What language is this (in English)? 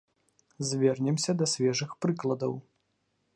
Belarusian